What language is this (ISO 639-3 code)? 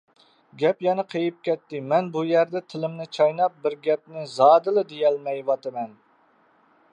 uig